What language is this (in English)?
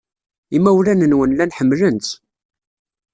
Kabyle